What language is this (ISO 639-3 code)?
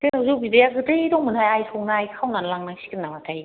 brx